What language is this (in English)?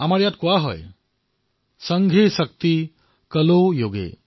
Assamese